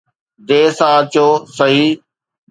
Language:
Sindhi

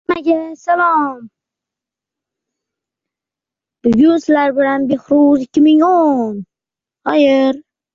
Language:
Uzbek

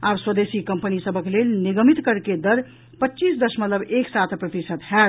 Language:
Maithili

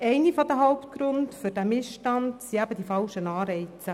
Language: Swiss German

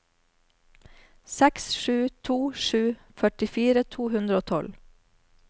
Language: Norwegian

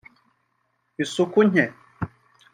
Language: Kinyarwanda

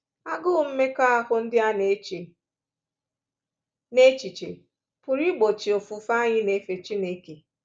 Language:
Igbo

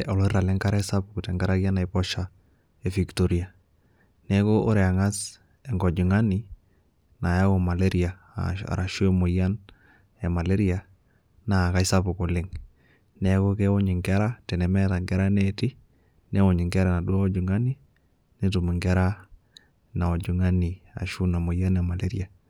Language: Masai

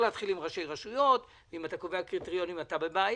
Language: Hebrew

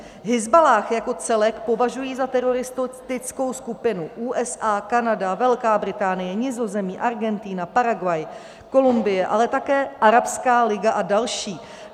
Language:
Czech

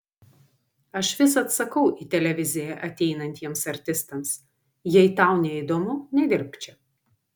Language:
Lithuanian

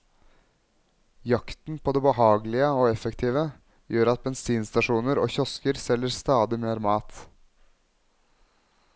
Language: Norwegian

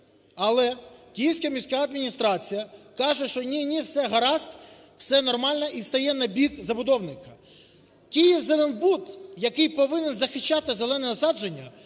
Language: Ukrainian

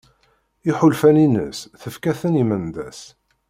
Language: Kabyle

